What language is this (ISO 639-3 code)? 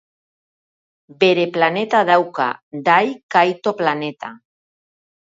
eus